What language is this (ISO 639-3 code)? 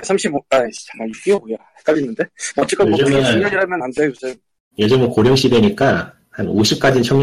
kor